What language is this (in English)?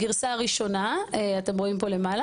Hebrew